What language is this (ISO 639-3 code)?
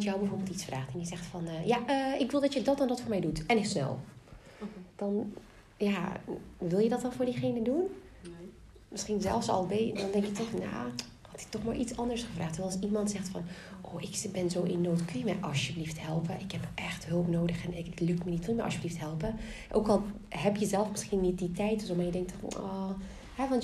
nld